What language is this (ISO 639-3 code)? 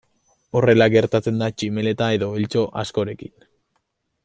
eus